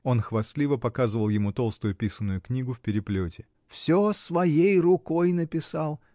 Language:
Russian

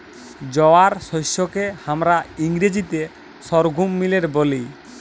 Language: Bangla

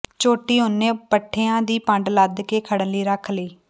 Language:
Punjabi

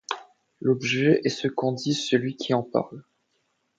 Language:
French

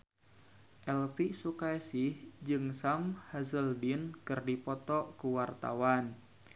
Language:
Sundanese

